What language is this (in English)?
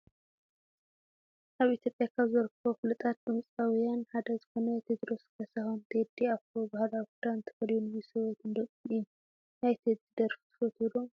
Tigrinya